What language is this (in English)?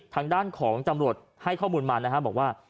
Thai